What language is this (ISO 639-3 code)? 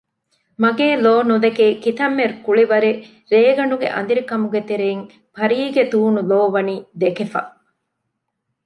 div